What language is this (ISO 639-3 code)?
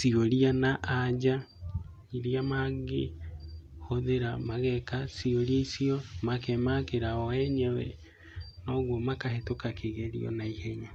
kik